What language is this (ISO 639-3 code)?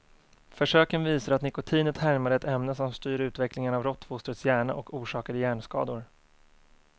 swe